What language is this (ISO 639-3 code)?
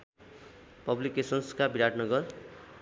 nep